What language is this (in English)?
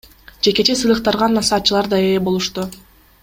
Kyrgyz